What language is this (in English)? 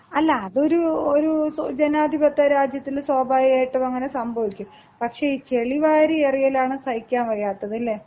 Malayalam